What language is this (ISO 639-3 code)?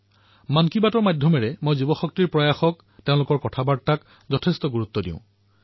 asm